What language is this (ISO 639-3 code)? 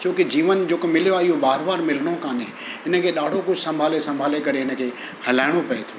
snd